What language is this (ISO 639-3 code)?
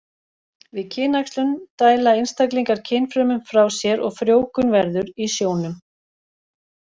isl